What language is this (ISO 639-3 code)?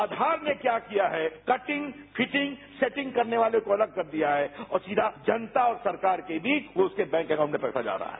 hin